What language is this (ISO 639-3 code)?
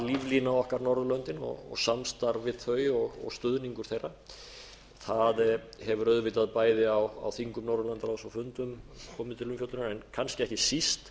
isl